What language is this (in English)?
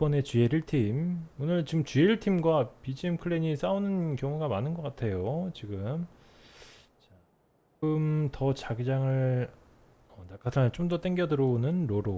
Korean